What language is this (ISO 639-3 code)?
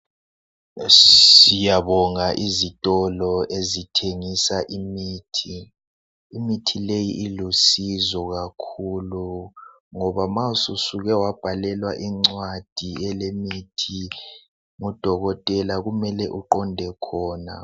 nde